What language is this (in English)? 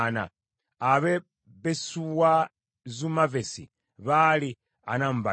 Ganda